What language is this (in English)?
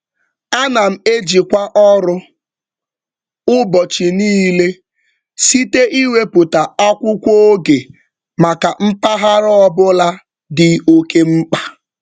Igbo